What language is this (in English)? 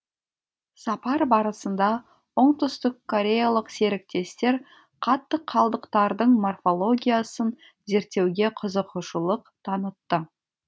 Kazakh